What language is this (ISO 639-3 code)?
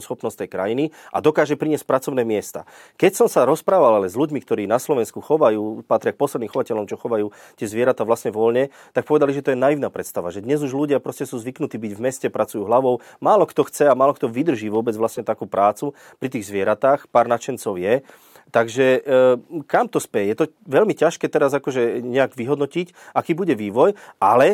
slk